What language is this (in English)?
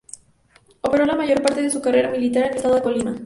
Spanish